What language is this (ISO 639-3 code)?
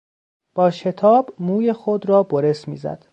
fas